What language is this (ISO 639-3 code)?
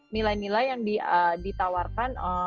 ind